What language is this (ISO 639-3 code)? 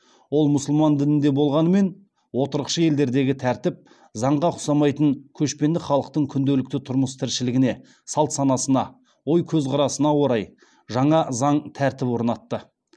kaz